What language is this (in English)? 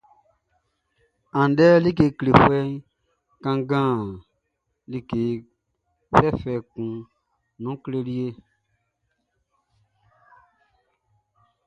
Baoulé